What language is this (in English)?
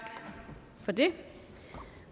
Danish